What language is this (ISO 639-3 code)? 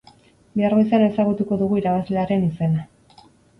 eus